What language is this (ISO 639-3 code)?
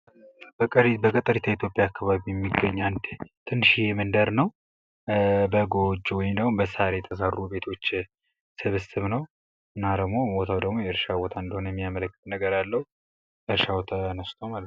amh